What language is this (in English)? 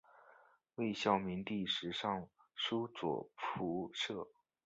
Chinese